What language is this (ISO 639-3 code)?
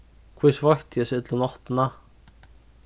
fao